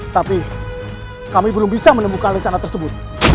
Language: Indonesian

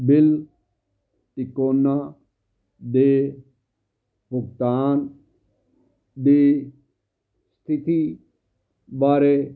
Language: Punjabi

